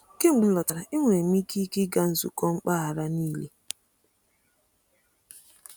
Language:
Igbo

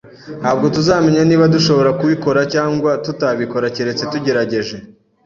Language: Kinyarwanda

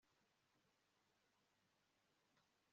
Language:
Kinyarwanda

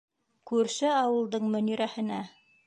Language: Bashkir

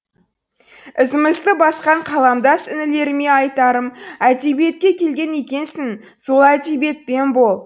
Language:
Kazakh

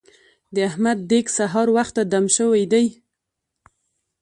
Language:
Pashto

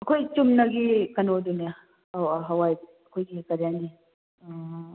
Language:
Manipuri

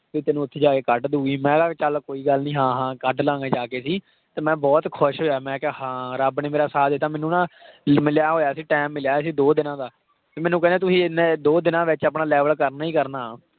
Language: Punjabi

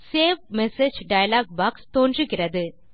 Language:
Tamil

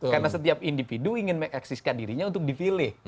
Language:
Indonesian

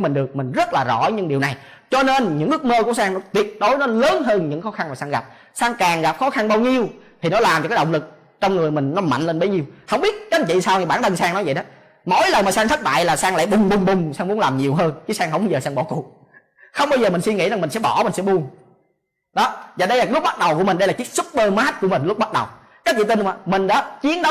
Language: Vietnamese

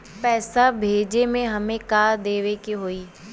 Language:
Bhojpuri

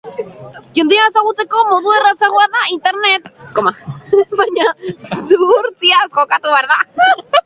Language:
Basque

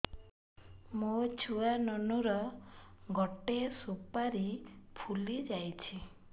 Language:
Odia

